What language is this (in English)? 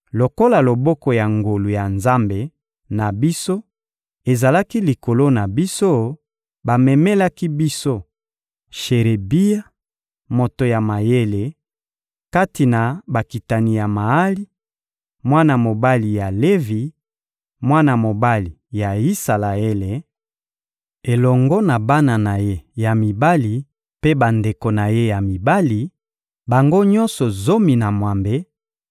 Lingala